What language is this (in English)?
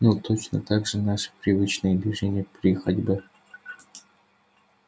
Russian